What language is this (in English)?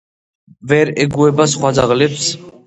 Georgian